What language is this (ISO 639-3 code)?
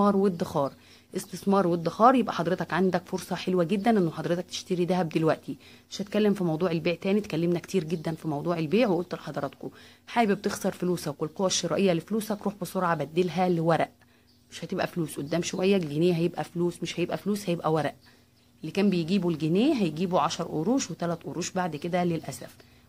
ara